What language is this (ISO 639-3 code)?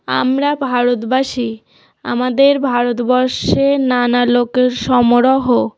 ben